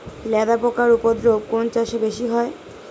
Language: Bangla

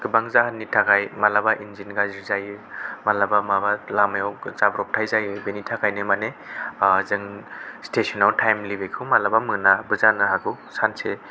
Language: Bodo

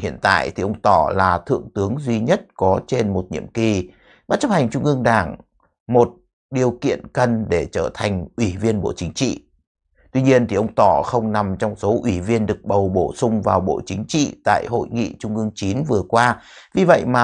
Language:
Vietnamese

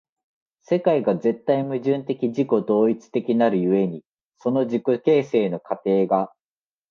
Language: Japanese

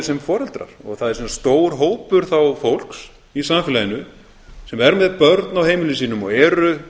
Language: Icelandic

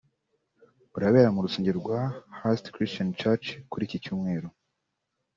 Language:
Kinyarwanda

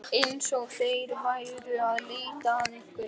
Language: Icelandic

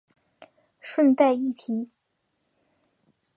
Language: Chinese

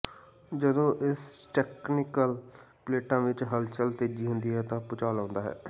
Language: Punjabi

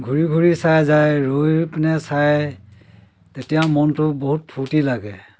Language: Assamese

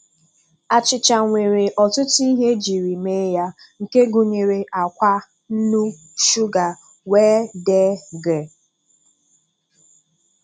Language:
Igbo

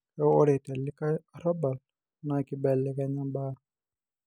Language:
Masai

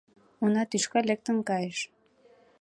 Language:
Mari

